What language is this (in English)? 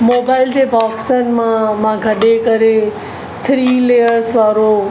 Sindhi